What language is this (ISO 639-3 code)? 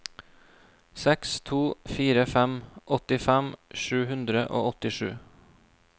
nor